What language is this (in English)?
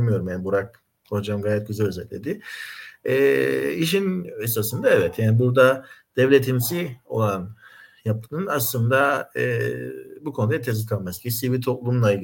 Turkish